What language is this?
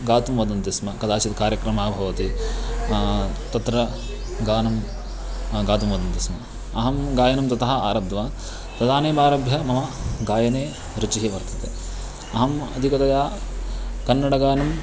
Sanskrit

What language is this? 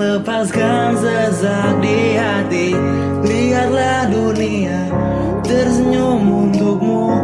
Indonesian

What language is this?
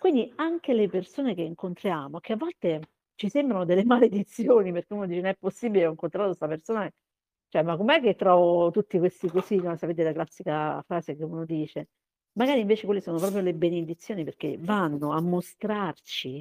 Italian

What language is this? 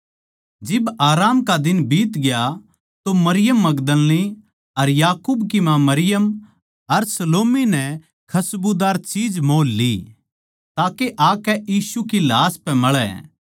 Haryanvi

